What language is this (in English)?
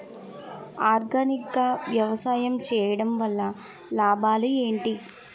Telugu